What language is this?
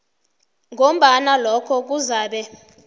South Ndebele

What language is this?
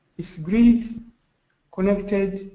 English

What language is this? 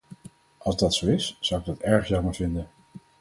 Dutch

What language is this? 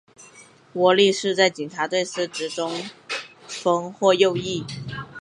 Chinese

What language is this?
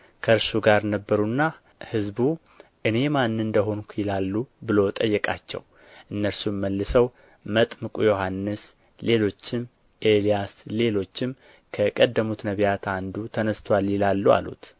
Amharic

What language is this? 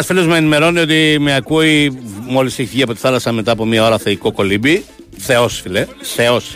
Greek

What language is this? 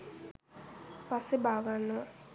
Sinhala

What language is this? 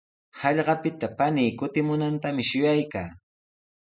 Sihuas Ancash Quechua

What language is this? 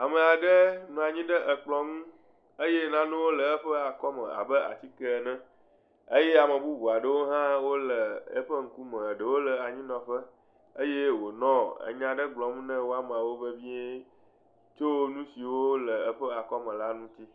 Ewe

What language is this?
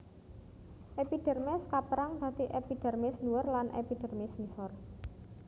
Javanese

